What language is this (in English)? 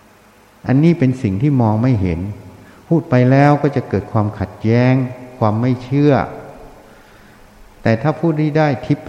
Thai